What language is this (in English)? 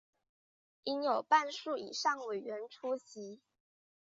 Chinese